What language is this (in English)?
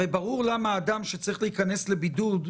Hebrew